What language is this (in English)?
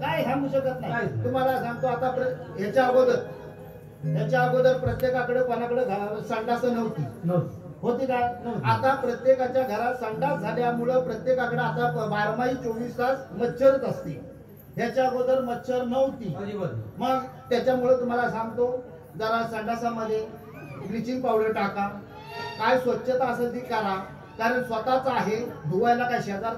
Marathi